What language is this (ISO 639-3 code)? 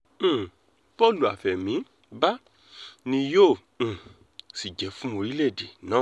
yor